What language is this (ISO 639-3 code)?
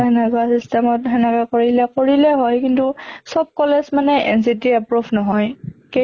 asm